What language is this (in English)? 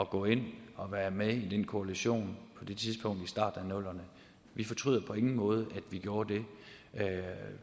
Danish